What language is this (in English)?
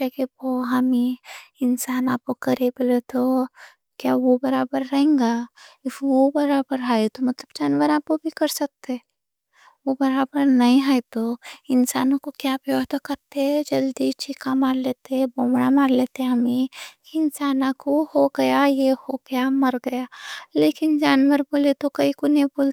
Deccan